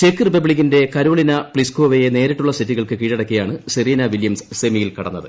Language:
Malayalam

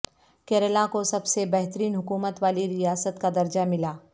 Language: Urdu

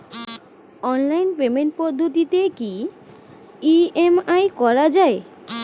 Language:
Bangla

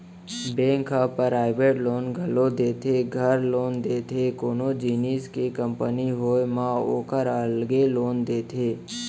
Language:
Chhattisgarhi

